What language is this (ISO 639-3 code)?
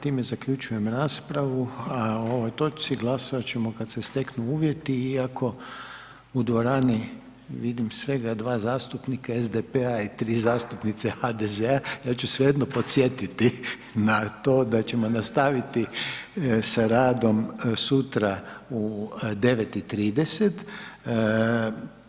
hrv